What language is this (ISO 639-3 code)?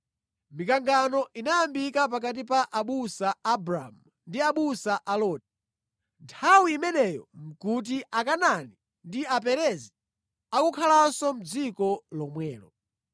nya